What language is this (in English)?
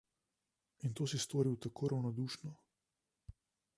Slovenian